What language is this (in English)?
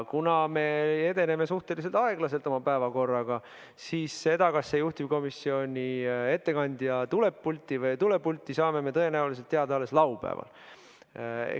Estonian